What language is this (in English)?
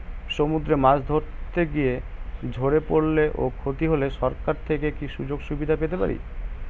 Bangla